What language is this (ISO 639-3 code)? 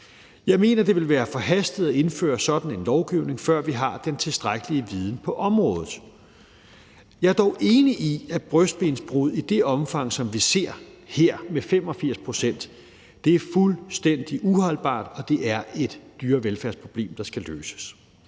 dan